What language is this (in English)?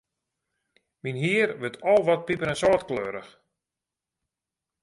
Western Frisian